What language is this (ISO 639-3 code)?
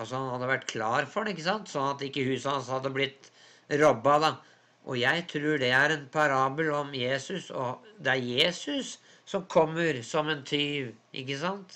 nor